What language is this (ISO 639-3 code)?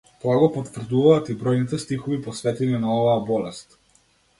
mkd